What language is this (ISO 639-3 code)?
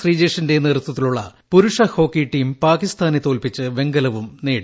mal